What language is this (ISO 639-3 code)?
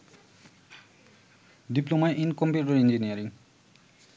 ben